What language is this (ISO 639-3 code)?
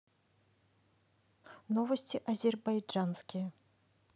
rus